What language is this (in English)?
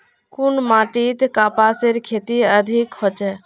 Magahi